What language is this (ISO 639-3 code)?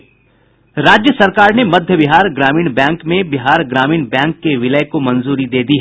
hin